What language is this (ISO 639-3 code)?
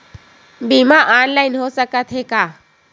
hne